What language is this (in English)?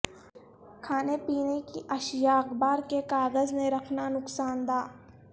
Urdu